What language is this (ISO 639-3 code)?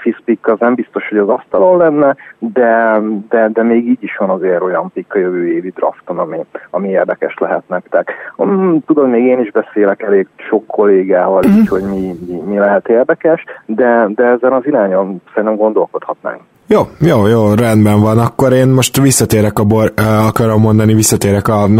hun